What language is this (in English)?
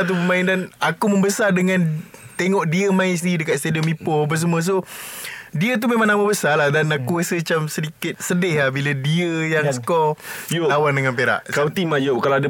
Malay